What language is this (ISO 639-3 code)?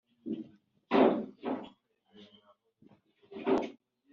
kin